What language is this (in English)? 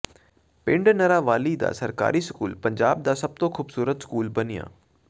Punjabi